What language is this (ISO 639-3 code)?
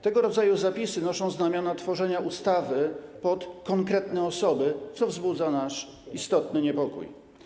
pol